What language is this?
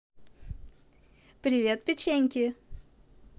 Russian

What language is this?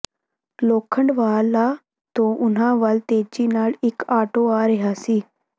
Punjabi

